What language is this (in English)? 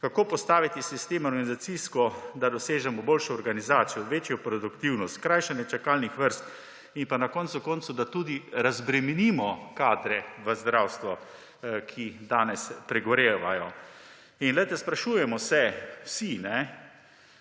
Slovenian